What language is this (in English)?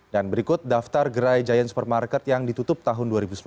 Indonesian